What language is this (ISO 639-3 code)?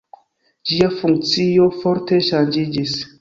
epo